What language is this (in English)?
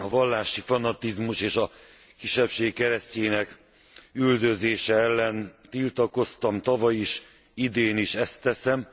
Hungarian